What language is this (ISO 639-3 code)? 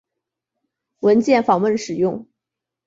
zho